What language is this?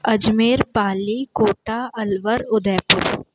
Sindhi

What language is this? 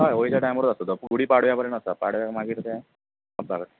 Konkani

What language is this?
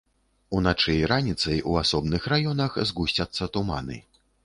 Belarusian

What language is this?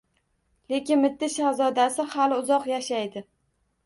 Uzbek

